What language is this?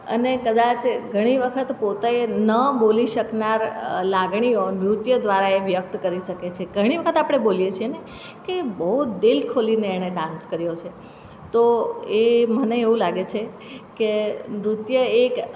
Gujarati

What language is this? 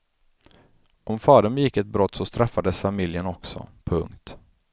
Swedish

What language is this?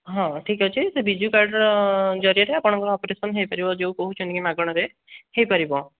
Odia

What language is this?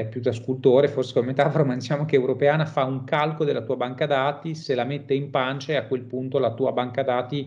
Italian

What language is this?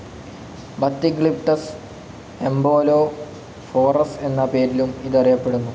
Malayalam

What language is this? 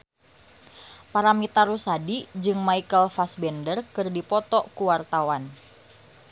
Sundanese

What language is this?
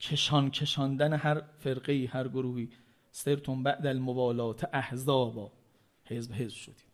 Persian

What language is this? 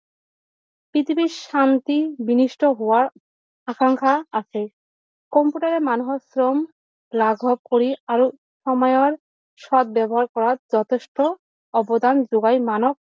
Assamese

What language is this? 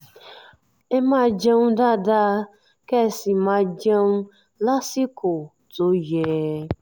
Yoruba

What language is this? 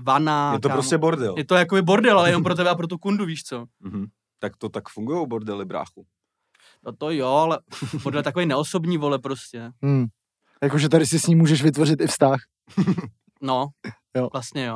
Czech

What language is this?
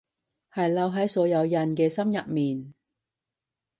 Cantonese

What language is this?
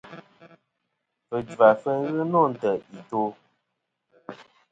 Kom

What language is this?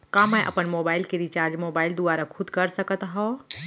Chhattisgarhi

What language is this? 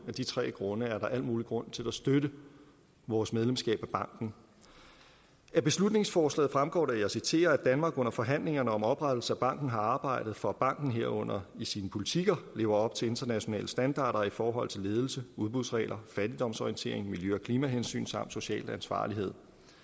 Danish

